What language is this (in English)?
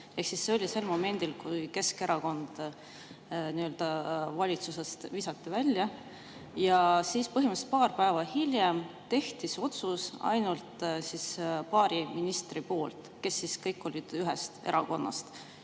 Estonian